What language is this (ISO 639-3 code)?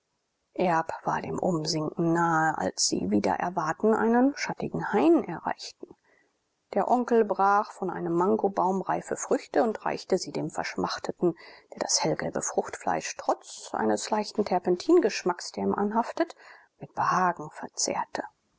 deu